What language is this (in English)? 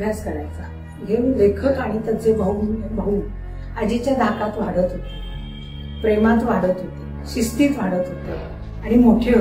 Hindi